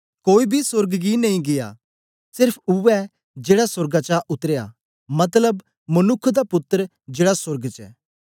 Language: Dogri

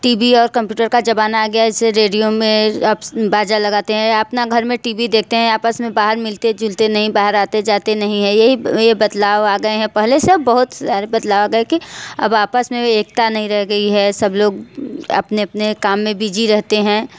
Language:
Hindi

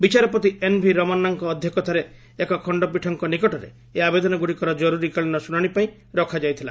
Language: Odia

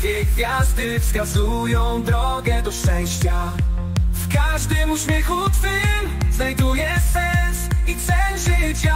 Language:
Polish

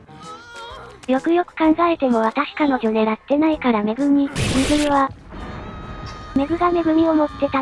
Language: Japanese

